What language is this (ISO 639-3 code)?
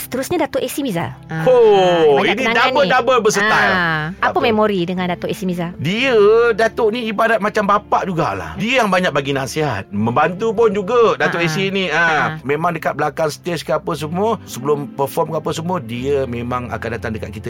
msa